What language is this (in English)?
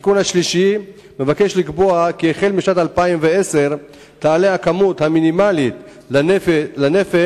Hebrew